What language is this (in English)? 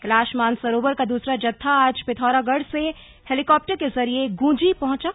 Hindi